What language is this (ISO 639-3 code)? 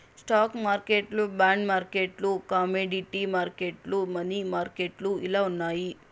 tel